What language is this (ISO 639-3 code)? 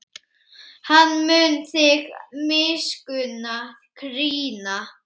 isl